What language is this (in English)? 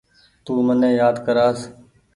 Goaria